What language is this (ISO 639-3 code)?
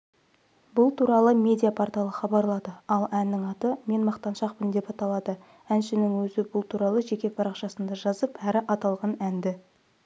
kaz